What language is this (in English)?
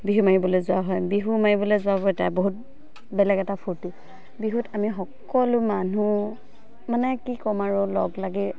Assamese